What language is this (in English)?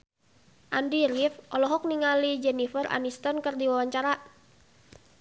Sundanese